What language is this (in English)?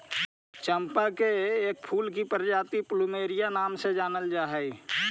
Magahi